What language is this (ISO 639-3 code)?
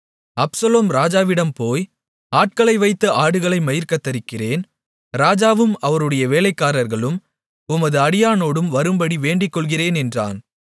tam